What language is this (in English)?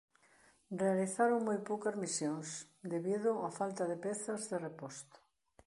Galician